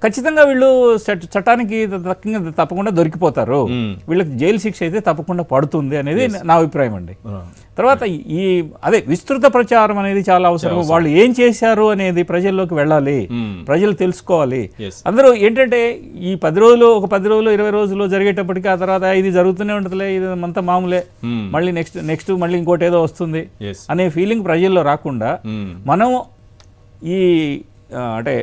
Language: Telugu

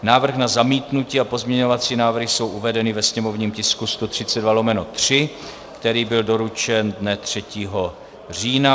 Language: Czech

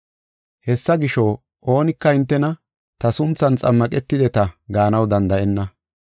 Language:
Gofa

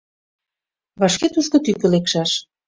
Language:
Mari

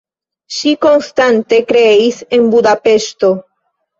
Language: Esperanto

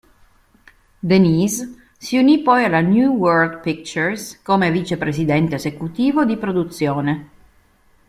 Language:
Italian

